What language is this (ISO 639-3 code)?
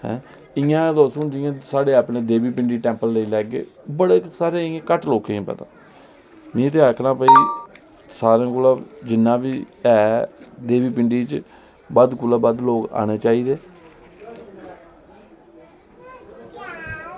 doi